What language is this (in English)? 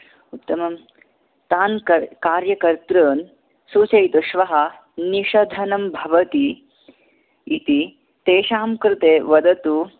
Sanskrit